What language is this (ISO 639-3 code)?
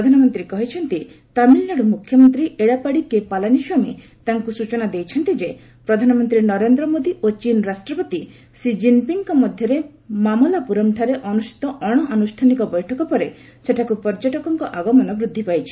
ori